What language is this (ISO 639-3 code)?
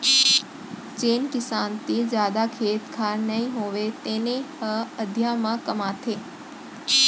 hne